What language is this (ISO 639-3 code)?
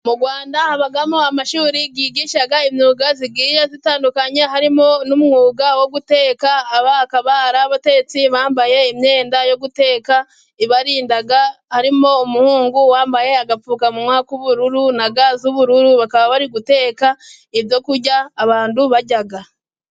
kin